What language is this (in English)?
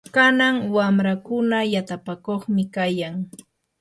Yanahuanca Pasco Quechua